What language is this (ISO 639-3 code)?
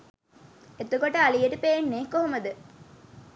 sin